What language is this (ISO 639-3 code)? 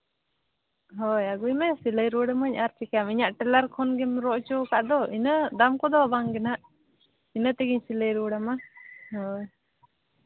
sat